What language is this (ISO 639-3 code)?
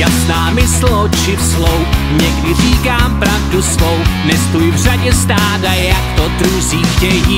ces